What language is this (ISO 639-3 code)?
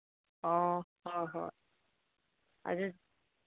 mni